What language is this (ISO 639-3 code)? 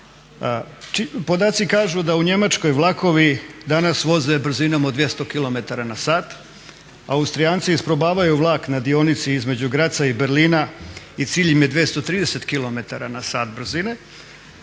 hrv